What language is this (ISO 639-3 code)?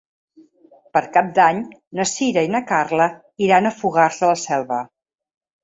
cat